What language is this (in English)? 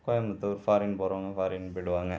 Tamil